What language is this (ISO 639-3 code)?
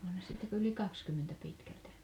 fin